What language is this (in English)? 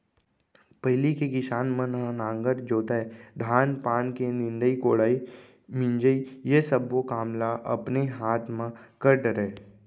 Chhattisgarhi